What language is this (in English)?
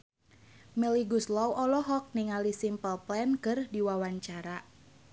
Sundanese